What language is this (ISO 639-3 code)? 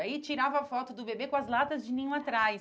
por